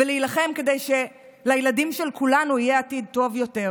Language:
Hebrew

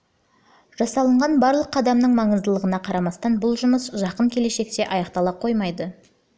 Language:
Kazakh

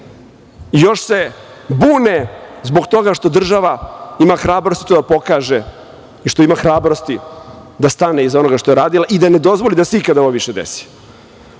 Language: Serbian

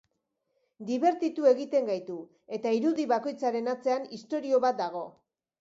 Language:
Basque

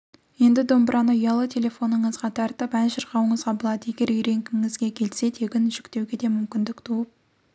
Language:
Kazakh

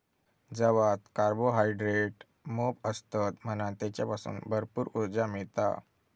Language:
Marathi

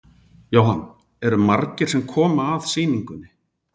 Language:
Icelandic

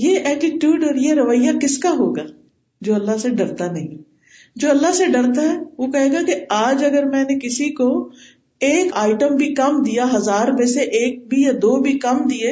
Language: Urdu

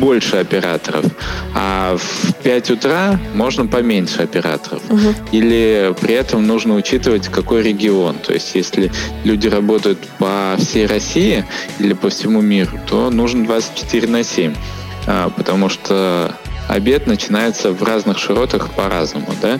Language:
Russian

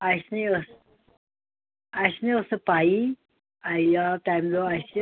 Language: Kashmiri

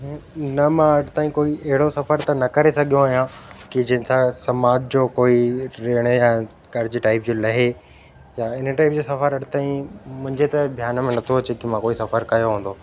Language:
Sindhi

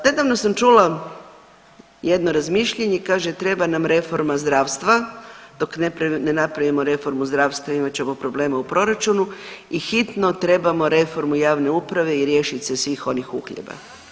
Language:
Croatian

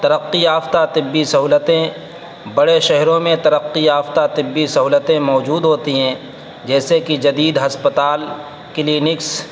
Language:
Urdu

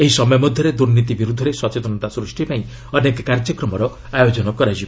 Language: Odia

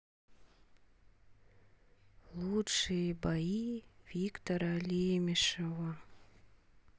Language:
Russian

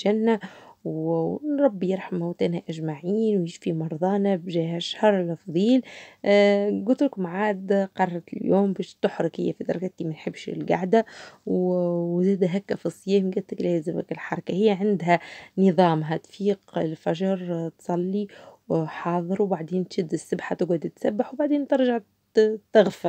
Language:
Arabic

